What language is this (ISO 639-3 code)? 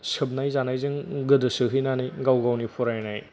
brx